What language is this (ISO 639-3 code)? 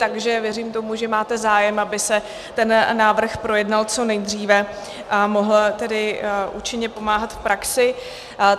ces